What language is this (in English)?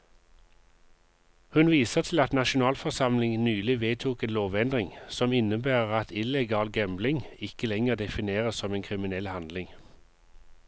Norwegian